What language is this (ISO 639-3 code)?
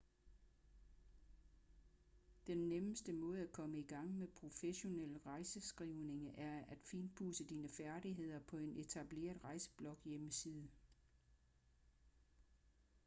dan